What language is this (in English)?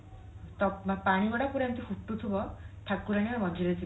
Odia